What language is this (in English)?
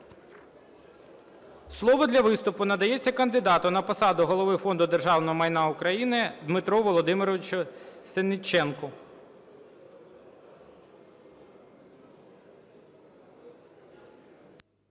Ukrainian